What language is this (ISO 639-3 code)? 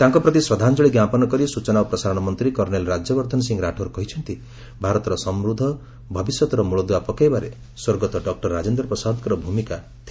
ori